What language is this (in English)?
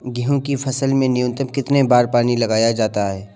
Hindi